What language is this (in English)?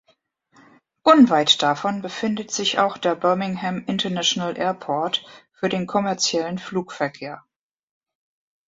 German